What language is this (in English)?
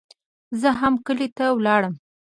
Pashto